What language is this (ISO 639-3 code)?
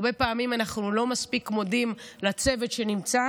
heb